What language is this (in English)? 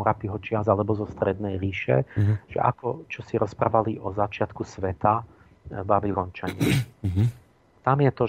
Slovak